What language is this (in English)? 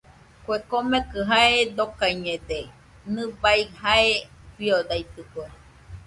Nüpode Huitoto